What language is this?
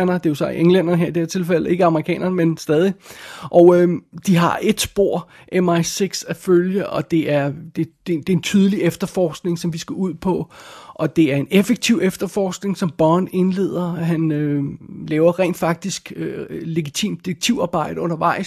Danish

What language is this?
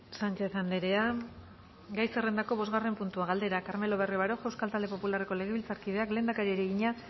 Basque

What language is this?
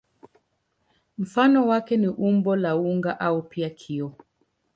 Swahili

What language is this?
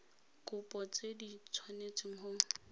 Tswana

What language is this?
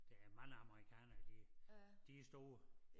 Danish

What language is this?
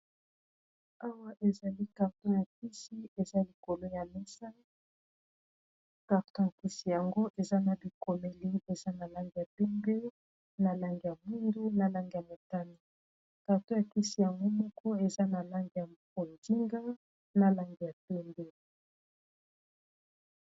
Lingala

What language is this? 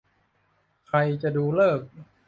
Thai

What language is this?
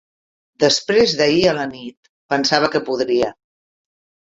Catalan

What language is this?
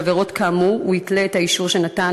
Hebrew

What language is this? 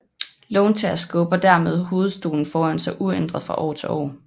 Danish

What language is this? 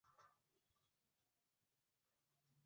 Swahili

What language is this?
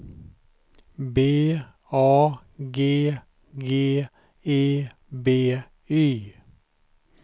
Swedish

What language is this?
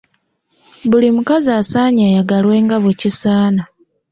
Ganda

